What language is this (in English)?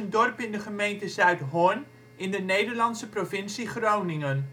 Dutch